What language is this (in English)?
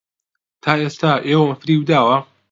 Central Kurdish